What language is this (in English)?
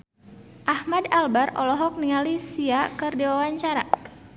Sundanese